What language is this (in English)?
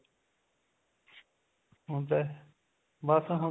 Punjabi